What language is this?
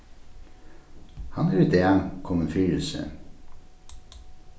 Faroese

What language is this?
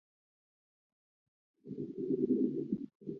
Chinese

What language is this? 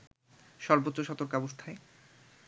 Bangla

